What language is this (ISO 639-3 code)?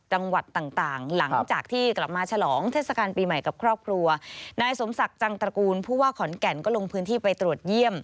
tha